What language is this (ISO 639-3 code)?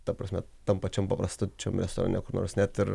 lit